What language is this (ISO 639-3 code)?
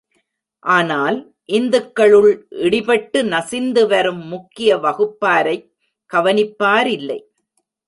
tam